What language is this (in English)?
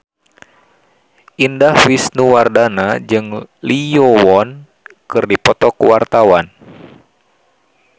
Sundanese